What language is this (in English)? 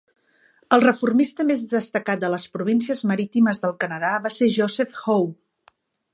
Catalan